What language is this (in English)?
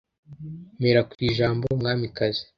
Kinyarwanda